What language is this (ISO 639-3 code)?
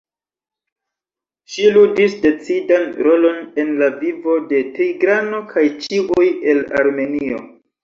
epo